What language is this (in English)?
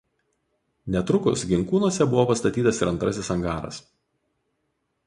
Lithuanian